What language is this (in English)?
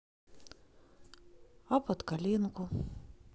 Russian